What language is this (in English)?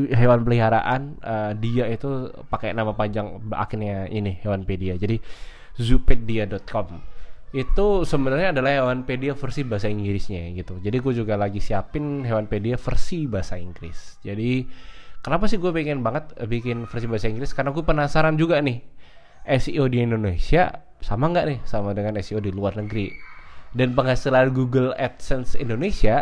Indonesian